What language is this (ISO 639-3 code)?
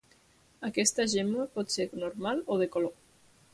cat